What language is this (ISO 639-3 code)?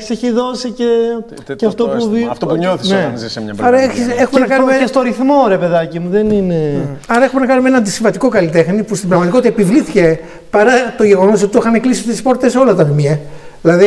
ell